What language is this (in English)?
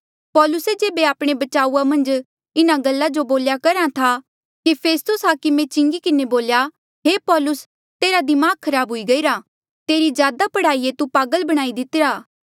Mandeali